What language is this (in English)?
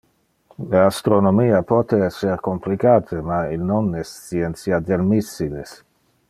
Interlingua